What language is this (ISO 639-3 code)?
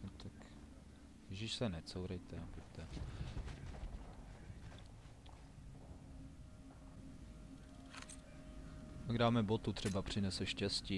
ces